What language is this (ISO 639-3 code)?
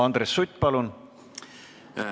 est